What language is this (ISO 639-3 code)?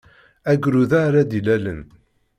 kab